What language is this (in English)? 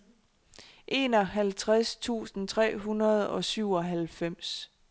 Danish